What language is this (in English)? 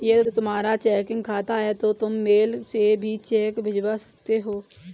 Hindi